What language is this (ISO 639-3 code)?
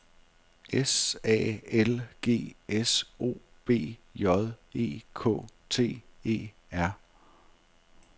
dan